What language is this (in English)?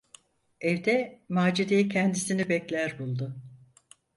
Turkish